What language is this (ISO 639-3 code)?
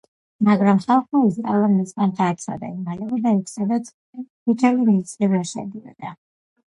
kat